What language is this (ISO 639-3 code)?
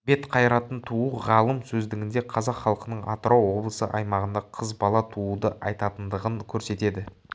kaz